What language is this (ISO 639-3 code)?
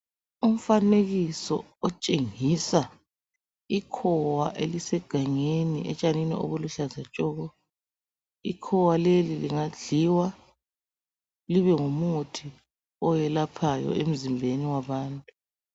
nde